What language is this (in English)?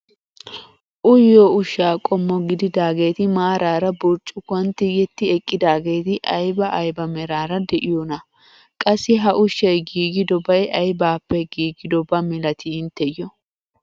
Wolaytta